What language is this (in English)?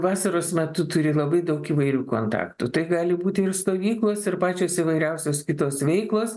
Lithuanian